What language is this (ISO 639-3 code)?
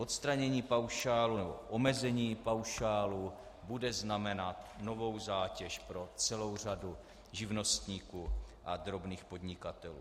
ces